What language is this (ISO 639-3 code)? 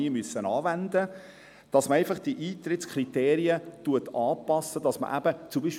gsw